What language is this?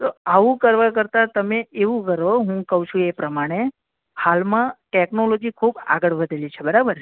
Gujarati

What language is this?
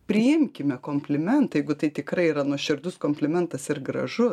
Lithuanian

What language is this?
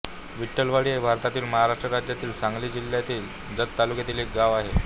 Marathi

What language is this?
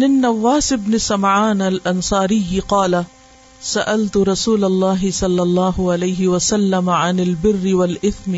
Urdu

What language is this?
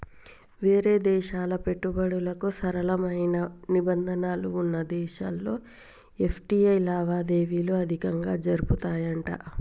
Telugu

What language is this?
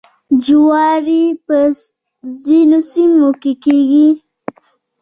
Pashto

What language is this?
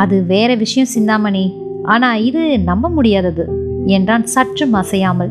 Tamil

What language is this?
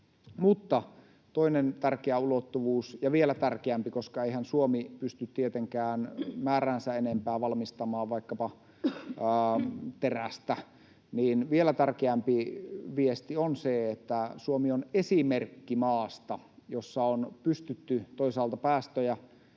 Finnish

